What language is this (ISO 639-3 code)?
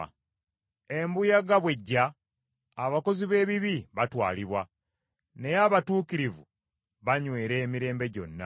lug